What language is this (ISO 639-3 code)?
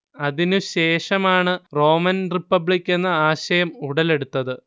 mal